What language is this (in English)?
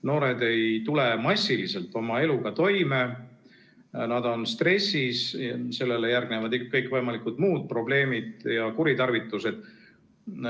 Estonian